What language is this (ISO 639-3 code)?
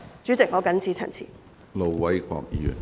yue